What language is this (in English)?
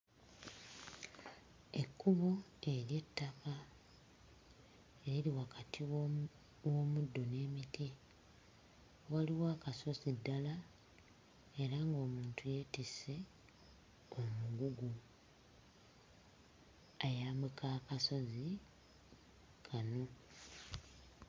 Ganda